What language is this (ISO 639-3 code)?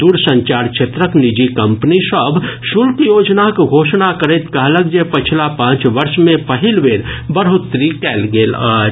mai